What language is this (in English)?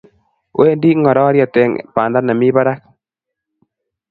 Kalenjin